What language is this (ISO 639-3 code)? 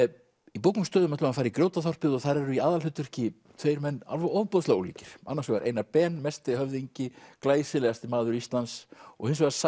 isl